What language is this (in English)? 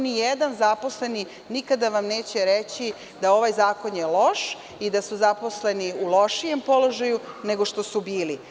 Serbian